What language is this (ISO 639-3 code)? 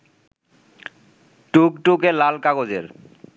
ben